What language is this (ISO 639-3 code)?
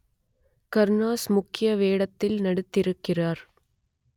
tam